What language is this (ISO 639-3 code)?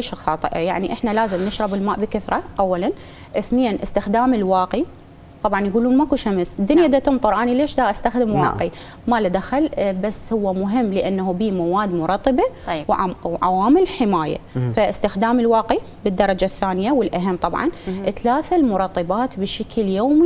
ara